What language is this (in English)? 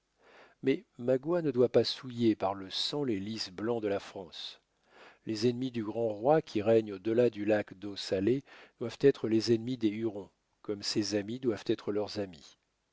French